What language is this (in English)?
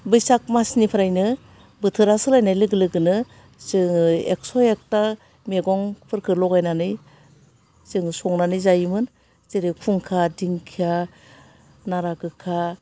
Bodo